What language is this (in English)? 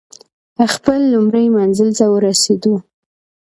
Pashto